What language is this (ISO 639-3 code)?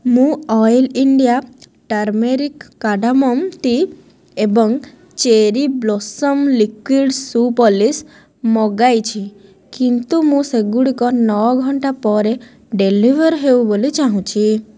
ori